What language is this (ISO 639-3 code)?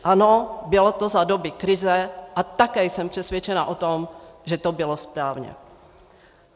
ces